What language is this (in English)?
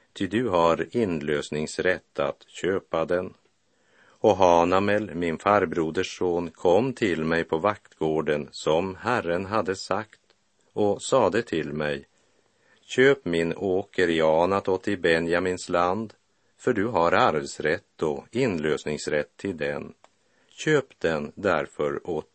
Swedish